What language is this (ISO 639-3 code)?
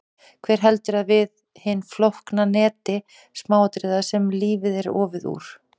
isl